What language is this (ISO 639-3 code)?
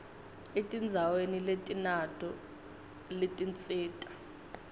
ssw